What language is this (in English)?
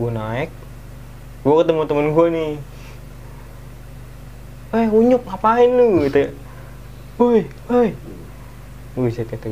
Indonesian